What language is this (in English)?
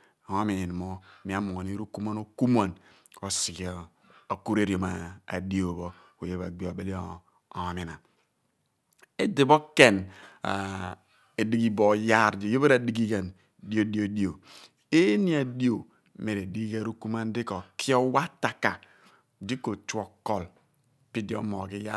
Abua